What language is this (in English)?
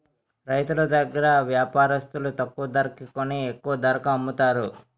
Telugu